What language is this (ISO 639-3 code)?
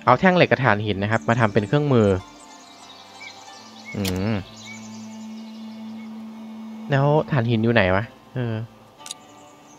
tha